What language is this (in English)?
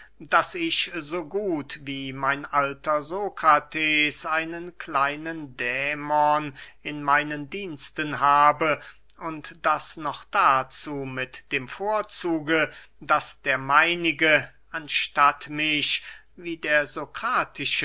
German